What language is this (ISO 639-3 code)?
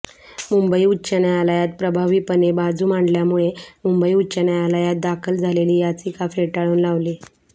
mar